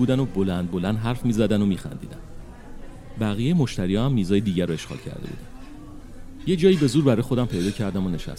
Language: Persian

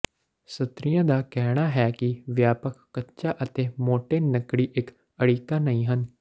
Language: Punjabi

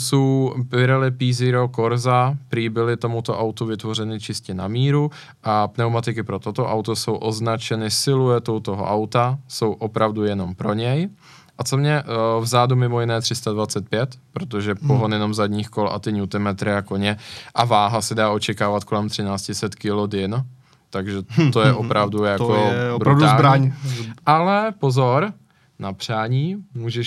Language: Czech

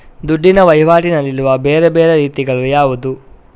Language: Kannada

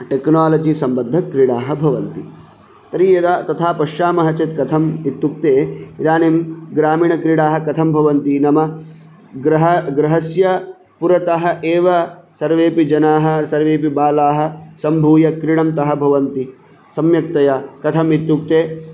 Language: Sanskrit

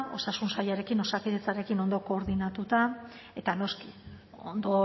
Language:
Basque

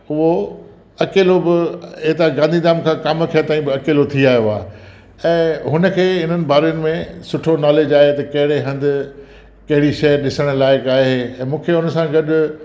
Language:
Sindhi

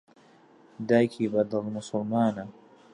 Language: Central Kurdish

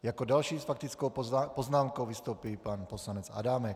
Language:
Czech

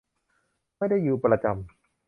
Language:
Thai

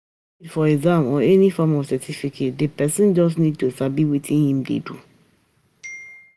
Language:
Nigerian Pidgin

